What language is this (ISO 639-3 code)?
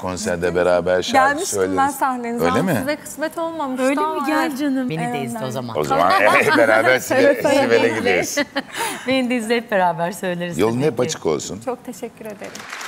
tur